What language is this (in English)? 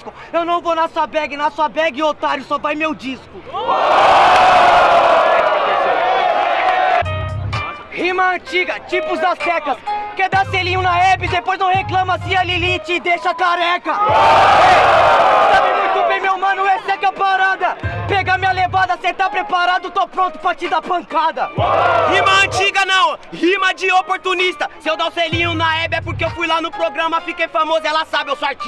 Portuguese